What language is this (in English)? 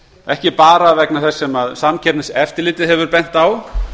Icelandic